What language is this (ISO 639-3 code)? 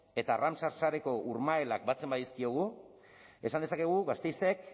eus